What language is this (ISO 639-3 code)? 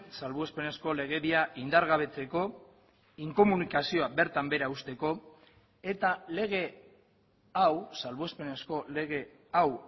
eus